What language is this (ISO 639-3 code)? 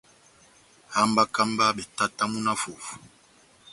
bnm